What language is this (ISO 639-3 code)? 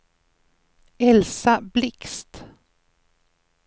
swe